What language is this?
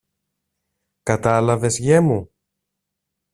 Greek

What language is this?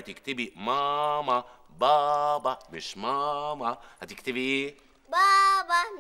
Arabic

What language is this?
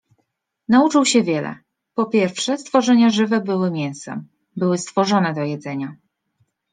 Polish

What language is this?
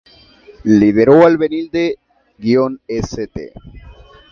Spanish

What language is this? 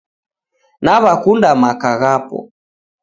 Taita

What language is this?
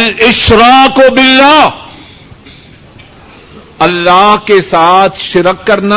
Urdu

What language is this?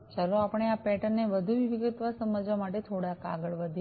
Gujarati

